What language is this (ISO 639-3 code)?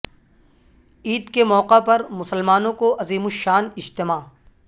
urd